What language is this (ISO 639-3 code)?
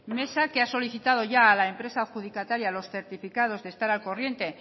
spa